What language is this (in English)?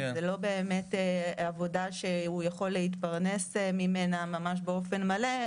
Hebrew